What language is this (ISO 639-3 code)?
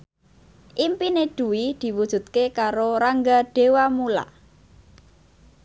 jav